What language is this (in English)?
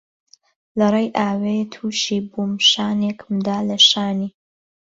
Central Kurdish